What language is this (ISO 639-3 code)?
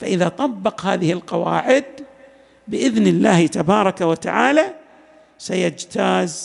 ara